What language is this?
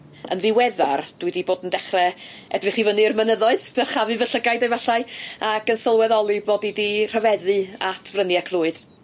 Welsh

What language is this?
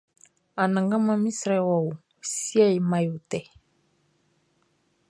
Baoulé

